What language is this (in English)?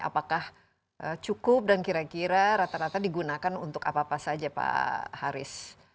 Indonesian